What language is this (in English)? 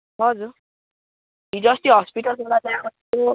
Nepali